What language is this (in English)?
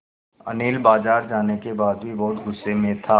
Hindi